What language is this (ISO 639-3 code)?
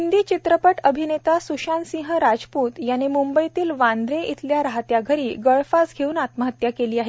mar